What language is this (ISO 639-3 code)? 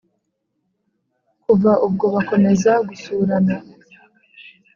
kin